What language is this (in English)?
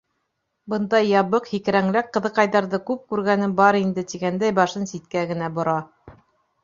Bashkir